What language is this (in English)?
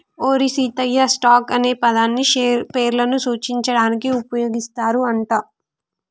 Telugu